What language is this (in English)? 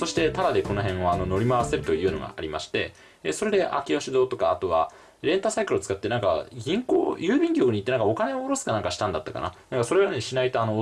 Japanese